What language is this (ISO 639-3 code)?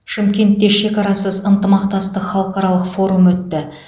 kaz